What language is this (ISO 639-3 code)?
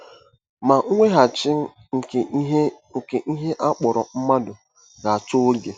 ibo